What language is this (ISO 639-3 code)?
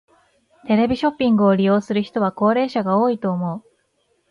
jpn